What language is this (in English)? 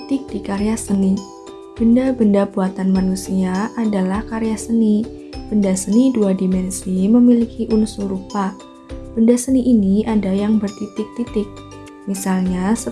Indonesian